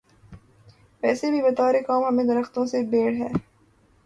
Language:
Urdu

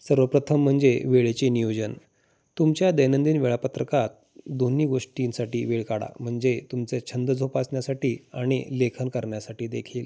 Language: Marathi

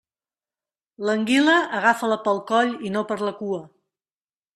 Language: Catalan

